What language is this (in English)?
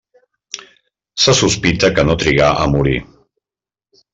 Catalan